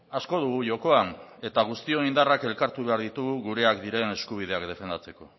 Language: Basque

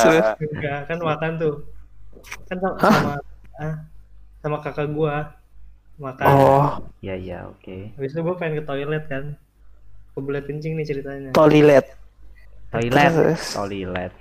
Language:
Indonesian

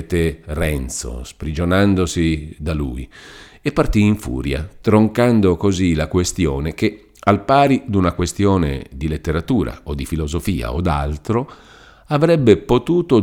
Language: Italian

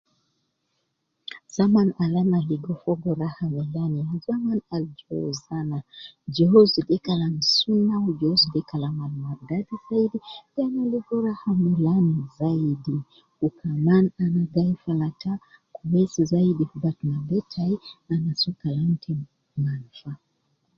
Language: Nubi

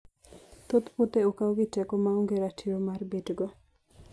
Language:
Luo (Kenya and Tanzania)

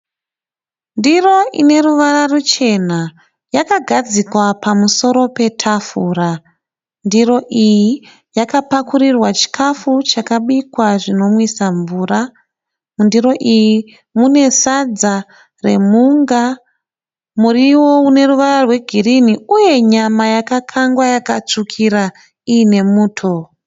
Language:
Shona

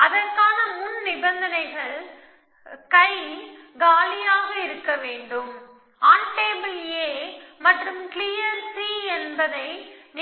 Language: Tamil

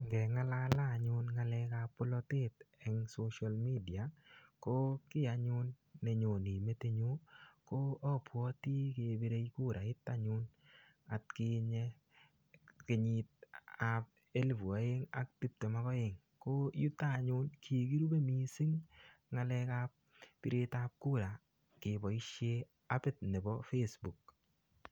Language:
Kalenjin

